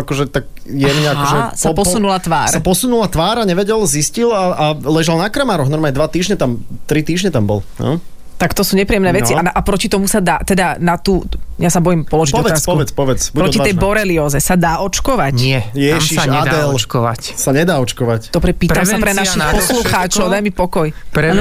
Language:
Slovak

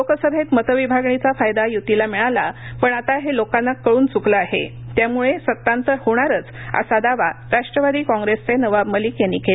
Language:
Marathi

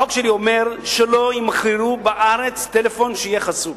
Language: Hebrew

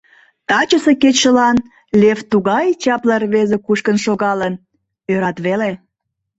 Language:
Mari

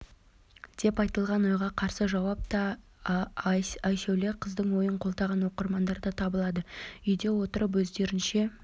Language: Kazakh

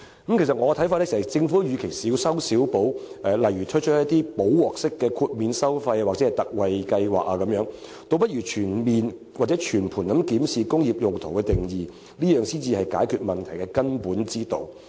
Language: Cantonese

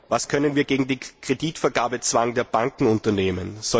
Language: German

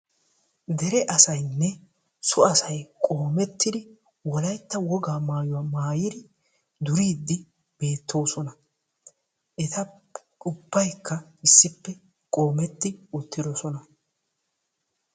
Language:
Wolaytta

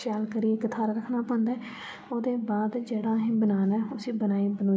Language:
Dogri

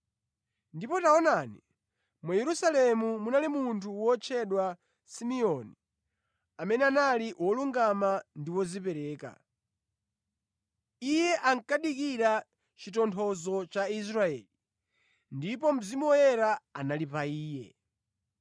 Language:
Nyanja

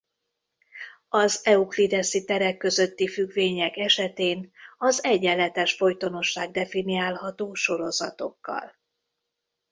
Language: Hungarian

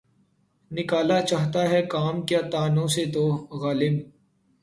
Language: Urdu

